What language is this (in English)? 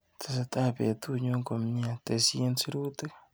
Kalenjin